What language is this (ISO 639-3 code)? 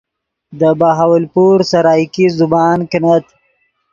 ydg